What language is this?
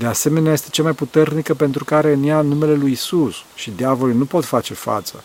Romanian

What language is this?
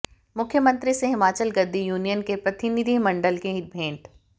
Hindi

